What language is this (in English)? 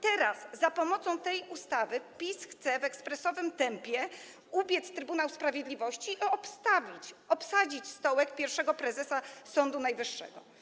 Polish